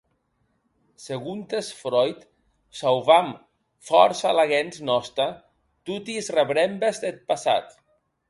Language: Occitan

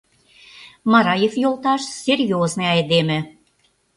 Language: Mari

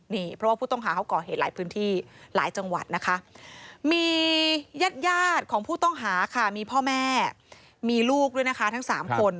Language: Thai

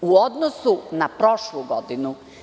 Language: Serbian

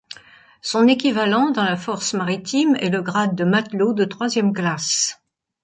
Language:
French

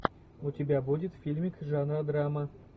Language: Russian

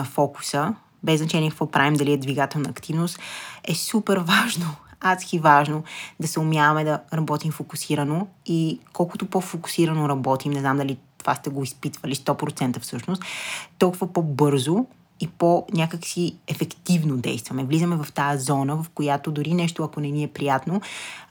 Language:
Bulgarian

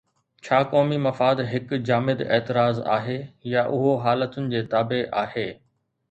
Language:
Sindhi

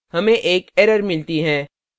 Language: Hindi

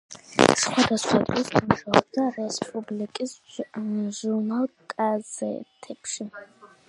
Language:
Georgian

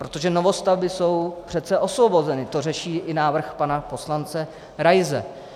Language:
Czech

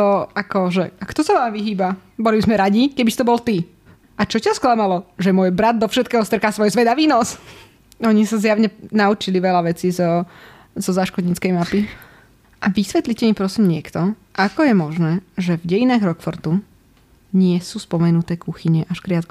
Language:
Slovak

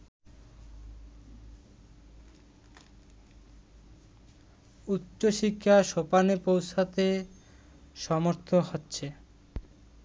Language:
Bangla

